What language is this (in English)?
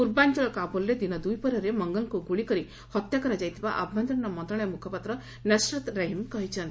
Odia